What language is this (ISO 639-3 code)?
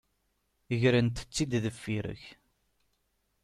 kab